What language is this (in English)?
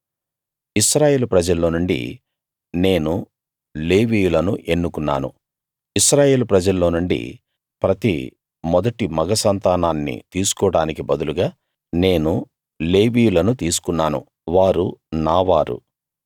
Telugu